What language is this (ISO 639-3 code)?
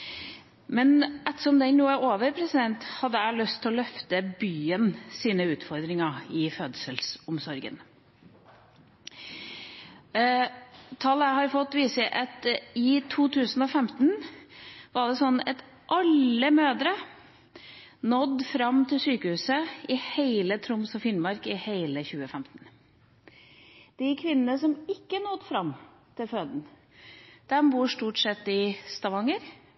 nob